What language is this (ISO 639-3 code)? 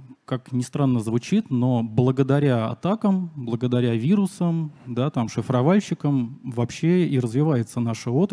rus